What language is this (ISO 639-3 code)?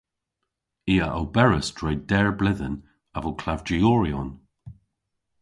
cor